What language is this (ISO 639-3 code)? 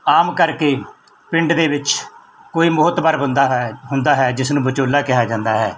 pan